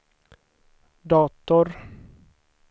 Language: Swedish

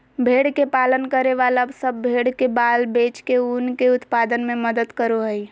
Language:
Magahi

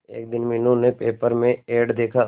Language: Hindi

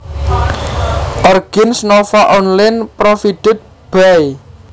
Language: Javanese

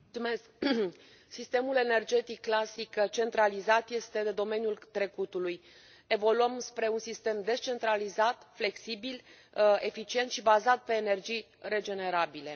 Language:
Romanian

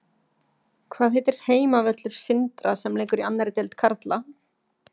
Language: Icelandic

